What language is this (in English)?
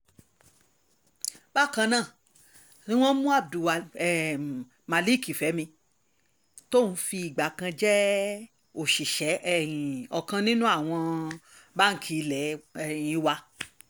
Yoruba